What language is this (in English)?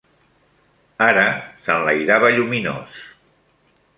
Catalan